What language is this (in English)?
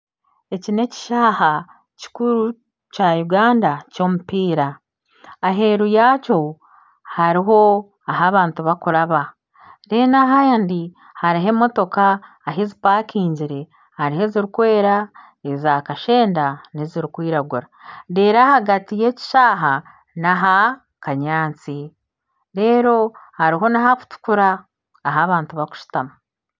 Nyankole